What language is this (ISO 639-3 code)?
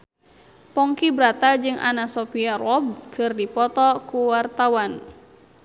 sun